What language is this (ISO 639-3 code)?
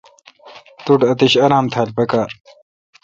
xka